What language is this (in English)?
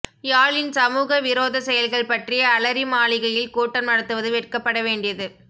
Tamil